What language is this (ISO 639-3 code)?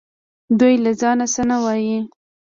pus